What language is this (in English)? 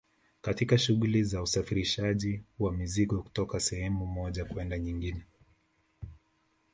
Swahili